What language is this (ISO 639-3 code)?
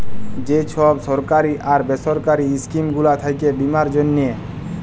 ben